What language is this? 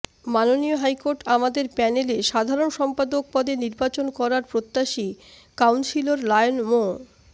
Bangla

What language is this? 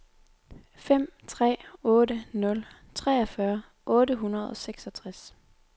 Danish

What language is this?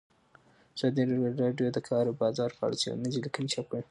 Pashto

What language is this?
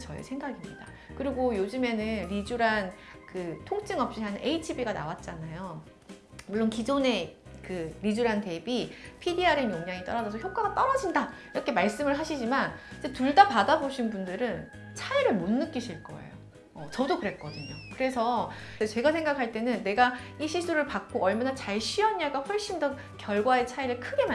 Korean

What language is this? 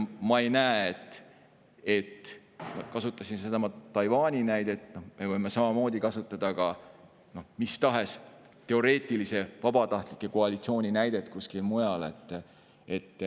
Estonian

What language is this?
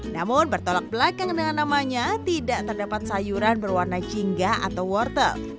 Indonesian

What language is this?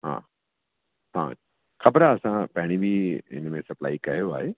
Sindhi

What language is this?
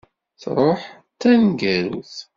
Kabyle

